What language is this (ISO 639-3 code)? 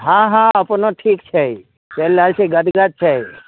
mai